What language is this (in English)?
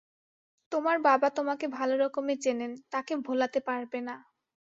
Bangla